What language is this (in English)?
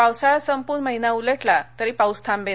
Marathi